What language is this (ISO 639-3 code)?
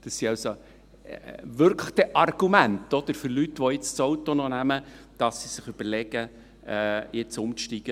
gsw